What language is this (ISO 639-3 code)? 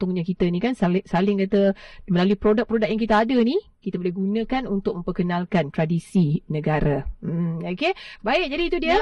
msa